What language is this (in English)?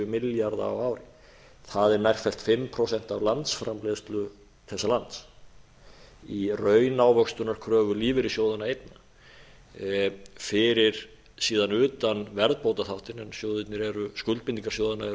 Icelandic